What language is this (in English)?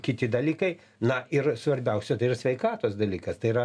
Lithuanian